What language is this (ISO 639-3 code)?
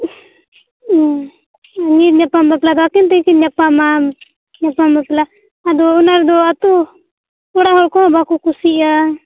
sat